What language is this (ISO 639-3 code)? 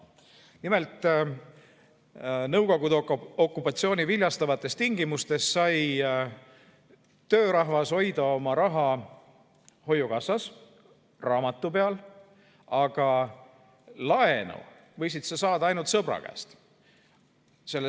est